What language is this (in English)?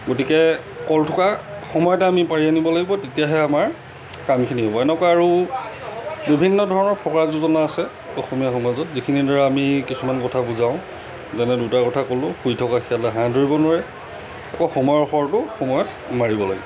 Assamese